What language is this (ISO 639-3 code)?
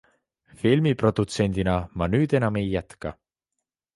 est